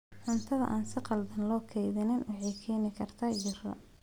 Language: Somali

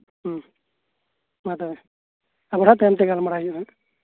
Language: Santali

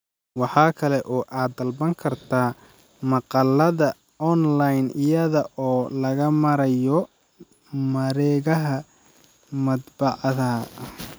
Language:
Somali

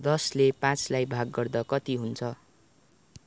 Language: Nepali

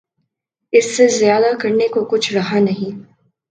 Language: Urdu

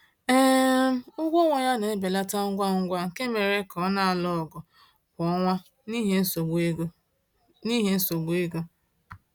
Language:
Igbo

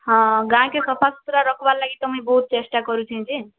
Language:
Odia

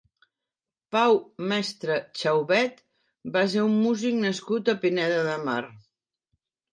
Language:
Catalan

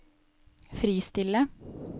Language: Norwegian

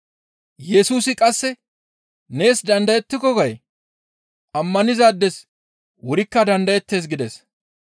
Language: Gamo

